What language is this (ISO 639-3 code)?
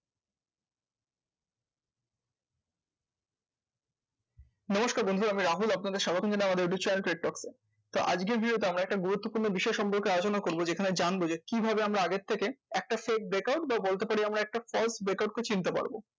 ben